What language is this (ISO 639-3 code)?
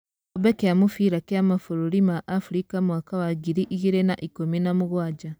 kik